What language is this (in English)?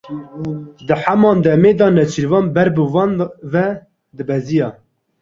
Kurdish